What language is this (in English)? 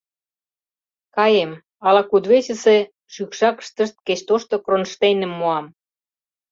Mari